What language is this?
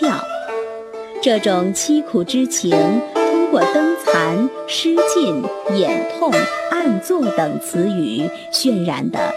Chinese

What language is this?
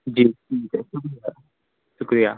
Urdu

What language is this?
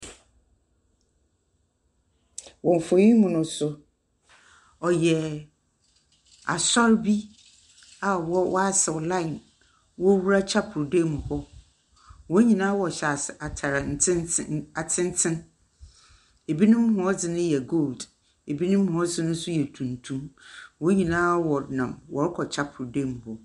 Akan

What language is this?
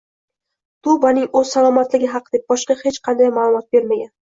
Uzbek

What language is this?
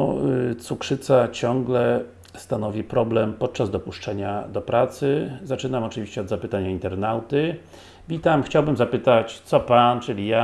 Polish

